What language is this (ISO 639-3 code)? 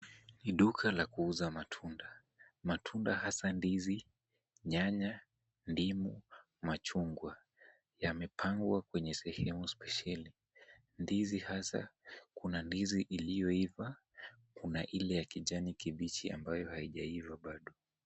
swa